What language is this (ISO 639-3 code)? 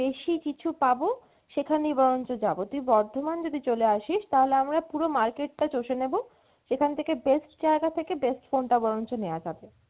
ben